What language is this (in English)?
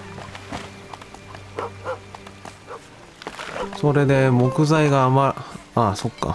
Japanese